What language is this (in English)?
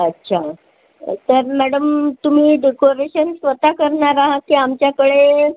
Marathi